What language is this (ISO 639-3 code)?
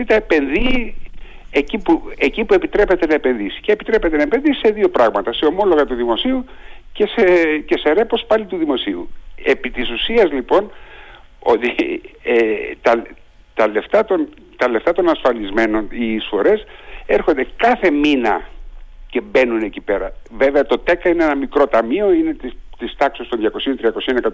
ell